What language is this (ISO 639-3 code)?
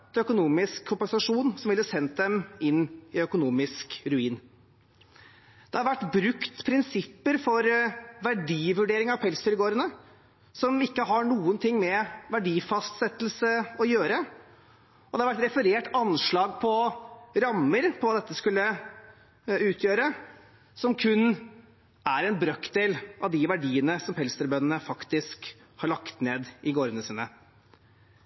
nob